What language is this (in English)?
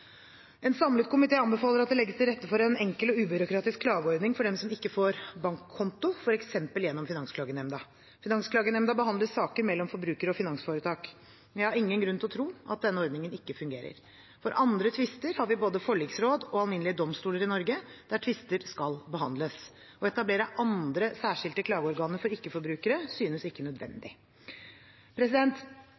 Norwegian Bokmål